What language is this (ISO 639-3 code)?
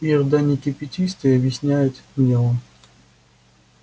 rus